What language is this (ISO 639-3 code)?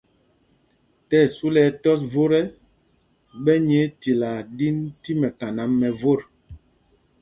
mgg